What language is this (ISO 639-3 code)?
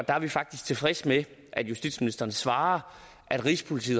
dan